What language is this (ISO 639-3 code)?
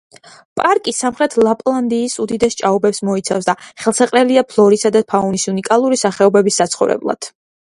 kat